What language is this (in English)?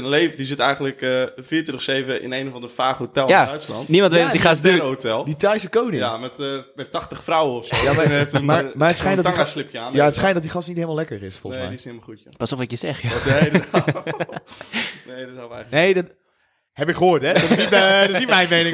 Dutch